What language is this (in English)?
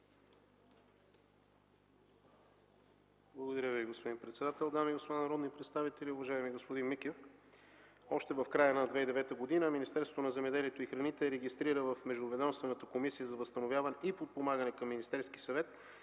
Bulgarian